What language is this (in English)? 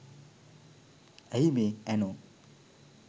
Sinhala